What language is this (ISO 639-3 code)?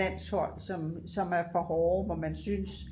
dan